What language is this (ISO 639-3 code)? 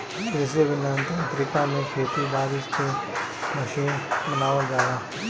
bho